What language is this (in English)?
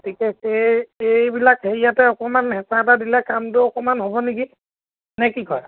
Assamese